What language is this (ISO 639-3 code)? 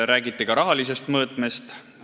est